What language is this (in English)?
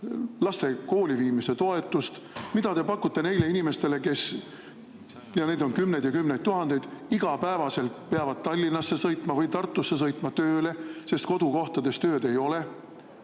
Estonian